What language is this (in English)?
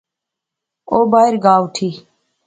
Pahari-Potwari